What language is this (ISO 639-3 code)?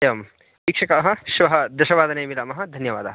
san